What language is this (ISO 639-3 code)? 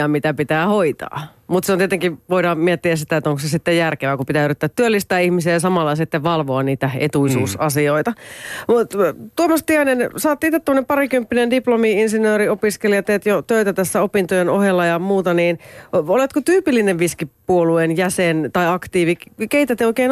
fin